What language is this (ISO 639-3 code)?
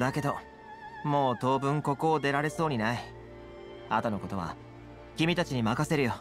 jpn